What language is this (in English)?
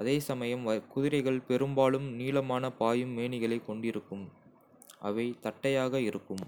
Kota (India)